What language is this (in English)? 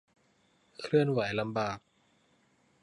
Thai